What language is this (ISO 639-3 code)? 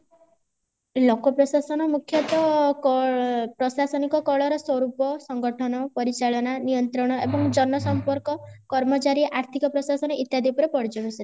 ori